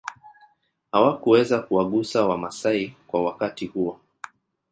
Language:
Swahili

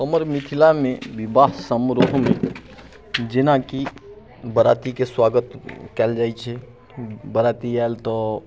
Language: Maithili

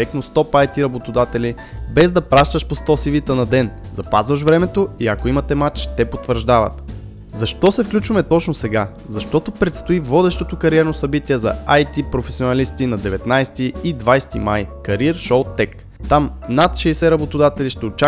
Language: Bulgarian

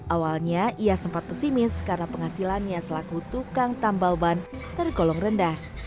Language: Indonesian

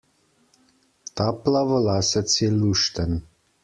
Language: Slovenian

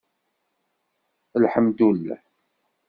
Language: Kabyle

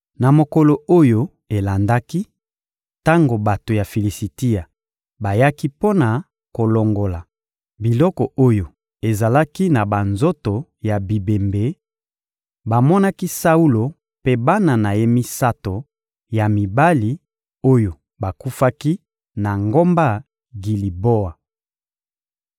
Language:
Lingala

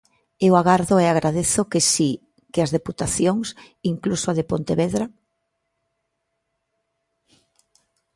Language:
Galician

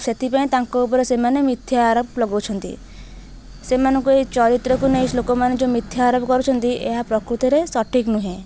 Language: Odia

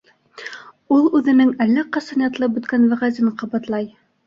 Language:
Bashkir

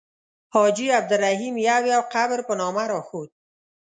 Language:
Pashto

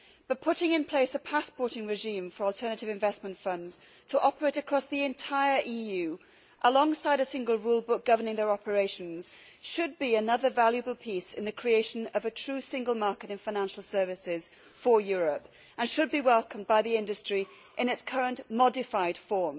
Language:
English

